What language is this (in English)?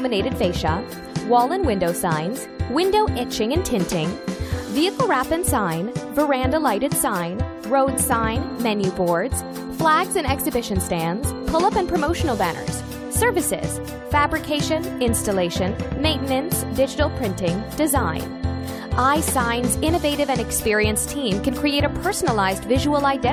Filipino